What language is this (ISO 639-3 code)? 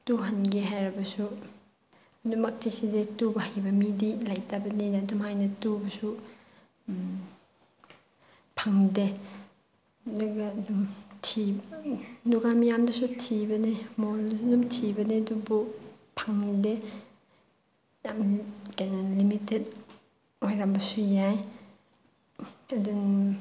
mni